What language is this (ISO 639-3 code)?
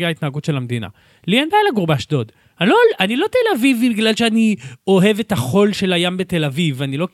heb